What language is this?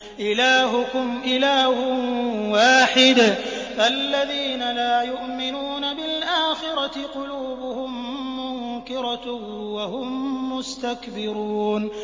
Arabic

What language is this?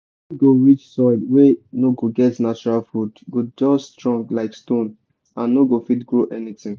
Nigerian Pidgin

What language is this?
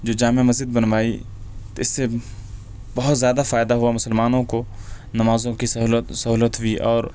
Urdu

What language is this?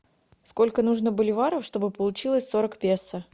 Russian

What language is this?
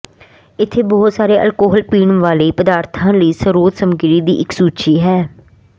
Punjabi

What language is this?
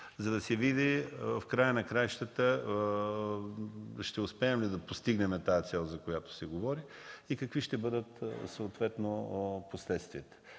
Bulgarian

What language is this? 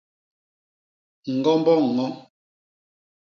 Basaa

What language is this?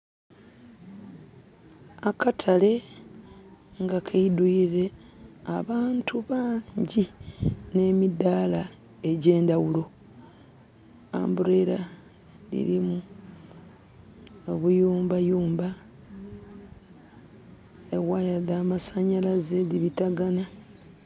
Soga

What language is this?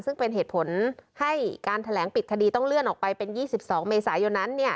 Thai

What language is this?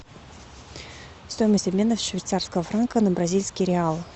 Russian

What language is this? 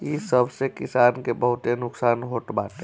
Bhojpuri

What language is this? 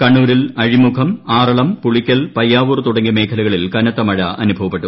Malayalam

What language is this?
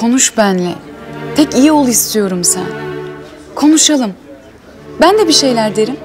Turkish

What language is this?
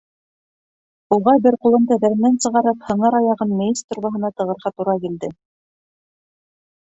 Bashkir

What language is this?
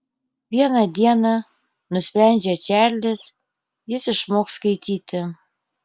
Lithuanian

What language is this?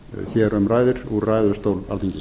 Icelandic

